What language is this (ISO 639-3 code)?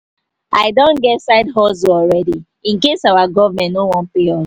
pcm